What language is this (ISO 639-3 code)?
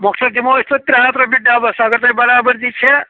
kas